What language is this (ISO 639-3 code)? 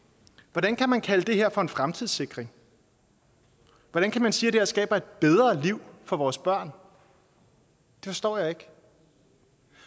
dan